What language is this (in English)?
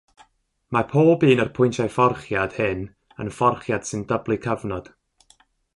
Welsh